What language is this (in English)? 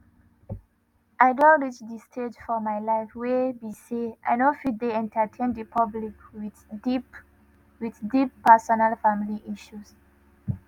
Nigerian Pidgin